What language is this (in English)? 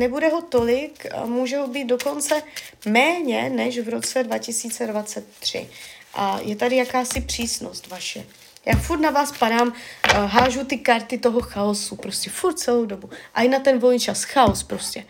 Czech